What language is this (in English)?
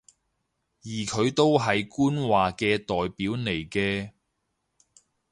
Cantonese